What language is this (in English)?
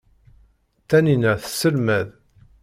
Kabyle